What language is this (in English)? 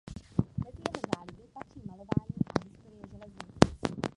Czech